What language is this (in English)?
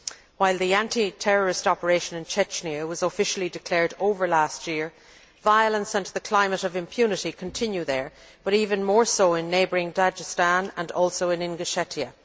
English